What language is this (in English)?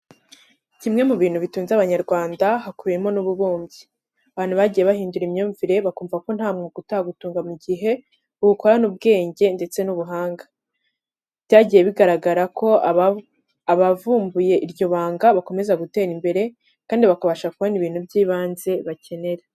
Kinyarwanda